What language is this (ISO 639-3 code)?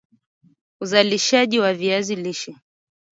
swa